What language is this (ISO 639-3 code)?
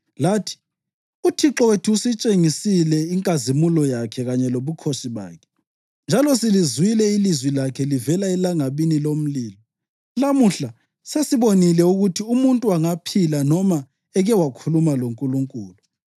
nde